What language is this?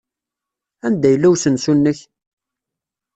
Kabyle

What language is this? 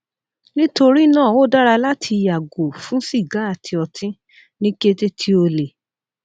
Yoruba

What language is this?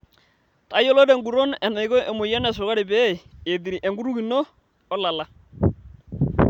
Masai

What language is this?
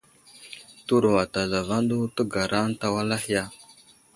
Wuzlam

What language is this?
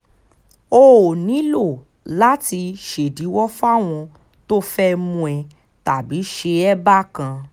Yoruba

